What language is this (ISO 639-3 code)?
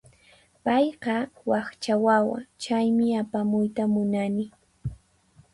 qxp